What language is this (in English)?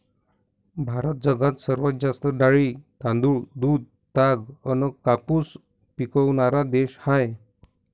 Marathi